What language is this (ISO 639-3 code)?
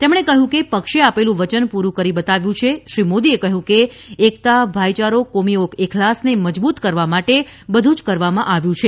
guj